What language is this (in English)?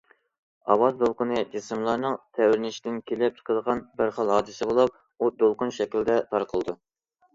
Uyghur